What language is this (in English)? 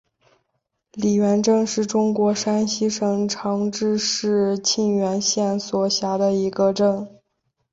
Chinese